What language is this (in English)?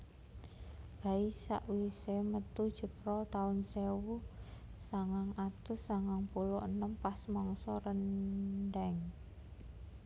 Javanese